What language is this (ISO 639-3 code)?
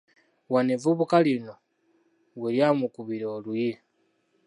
lug